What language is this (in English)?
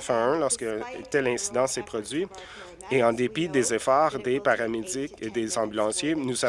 French